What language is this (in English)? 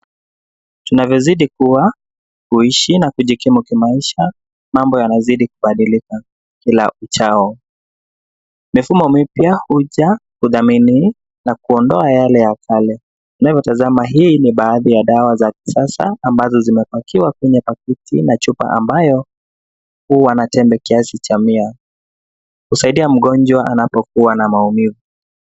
Swahili